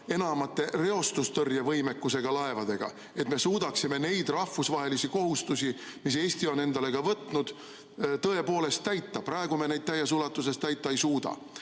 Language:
Estonian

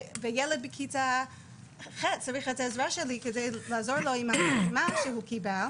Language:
Hebrew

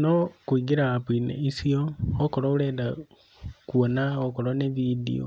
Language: Kikuyu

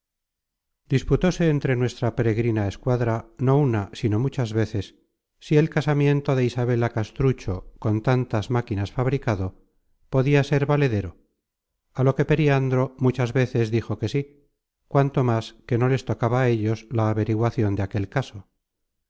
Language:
Spanish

